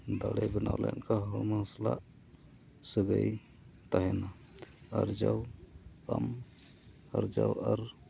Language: Santali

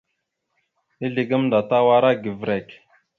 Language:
Mada (Cameroon)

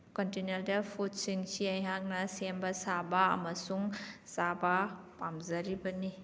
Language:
Manipuri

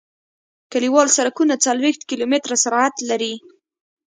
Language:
Pashto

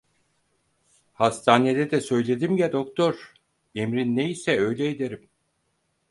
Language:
Turkish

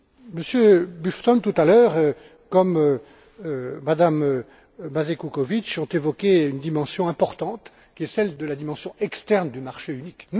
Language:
French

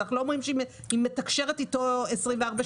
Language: Hebrew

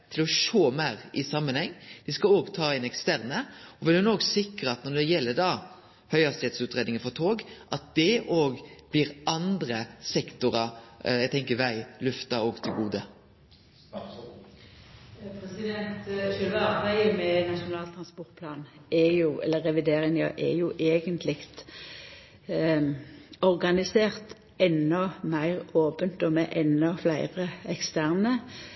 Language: Norwegian Nynorsk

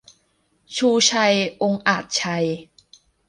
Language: Thai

